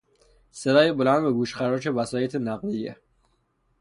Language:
Persian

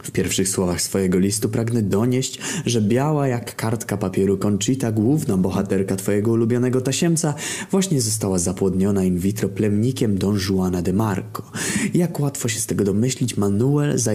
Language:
Polish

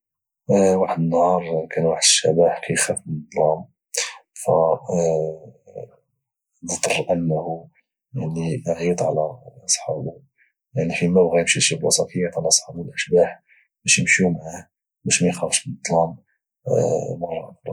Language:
Moroccan Arabic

